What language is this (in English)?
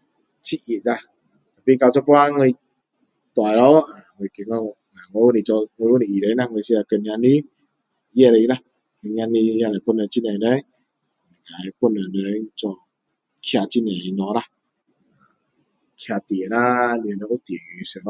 Min Dong Chinese